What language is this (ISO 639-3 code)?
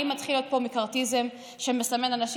heb